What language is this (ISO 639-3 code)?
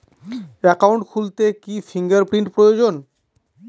ben